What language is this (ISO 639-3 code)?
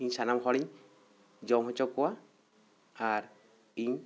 sat